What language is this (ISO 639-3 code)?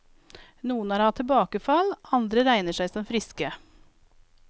nor